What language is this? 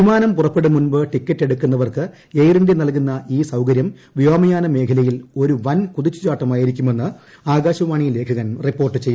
Malayalam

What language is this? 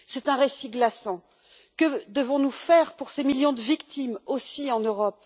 French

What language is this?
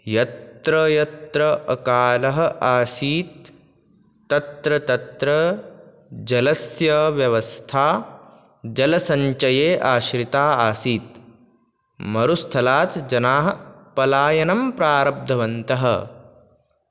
Sanskrit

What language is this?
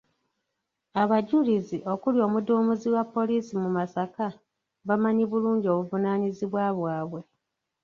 Ganda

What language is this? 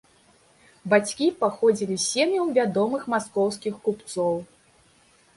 Belarusian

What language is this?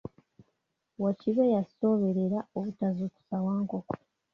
Ganda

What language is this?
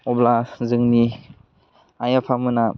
Bodo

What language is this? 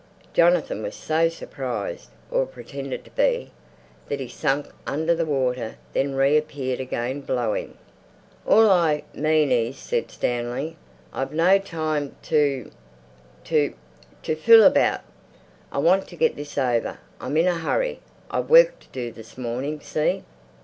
English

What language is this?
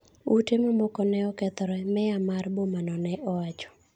Luo (Kenya and Tanzania)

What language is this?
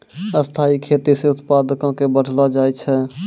Maithili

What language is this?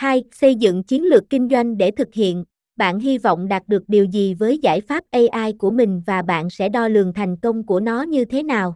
Vietnamese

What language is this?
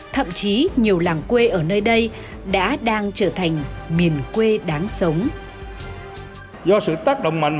Vietnamese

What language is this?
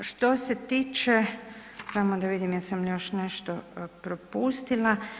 Croatian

